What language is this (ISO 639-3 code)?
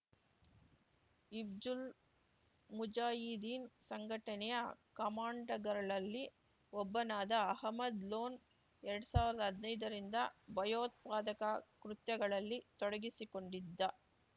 kan